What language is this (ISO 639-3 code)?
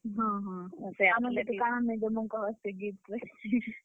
ori